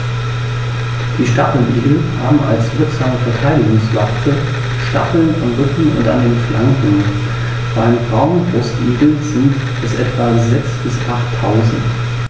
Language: German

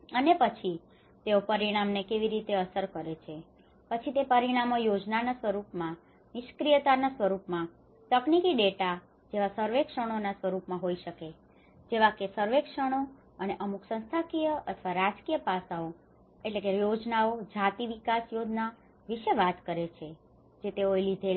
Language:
Gujarati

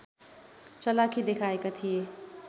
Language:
Nepali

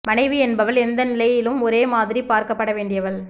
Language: Tamil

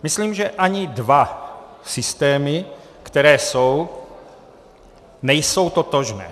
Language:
Czech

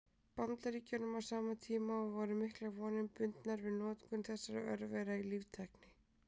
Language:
Icelandic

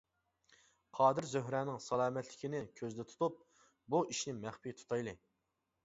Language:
Uyghur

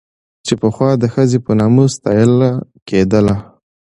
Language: Pashto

